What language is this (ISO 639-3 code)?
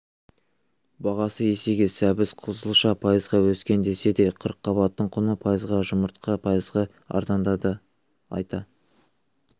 kaz